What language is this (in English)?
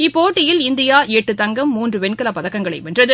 Tamil